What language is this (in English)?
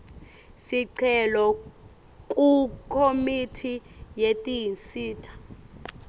Swati